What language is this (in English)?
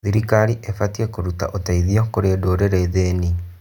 Kikuyu